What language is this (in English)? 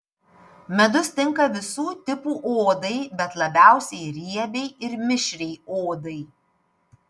Lithuanian